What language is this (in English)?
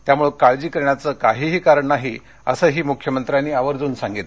Marathi